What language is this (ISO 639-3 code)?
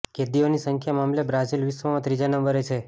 guj